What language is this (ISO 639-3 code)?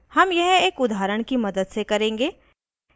hin